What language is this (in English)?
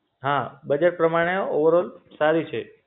Gujarati